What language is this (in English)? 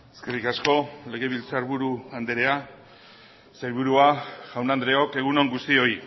Basque